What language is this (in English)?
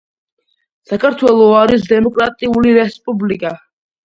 Georgian